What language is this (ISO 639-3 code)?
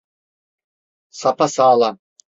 tur